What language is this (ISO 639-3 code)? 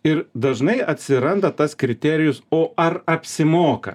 lit